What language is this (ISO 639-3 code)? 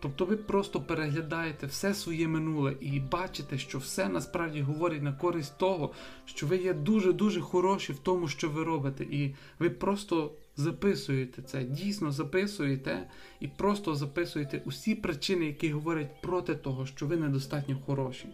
ukr